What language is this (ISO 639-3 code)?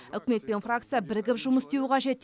kaz